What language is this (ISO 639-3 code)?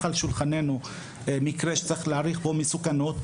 heb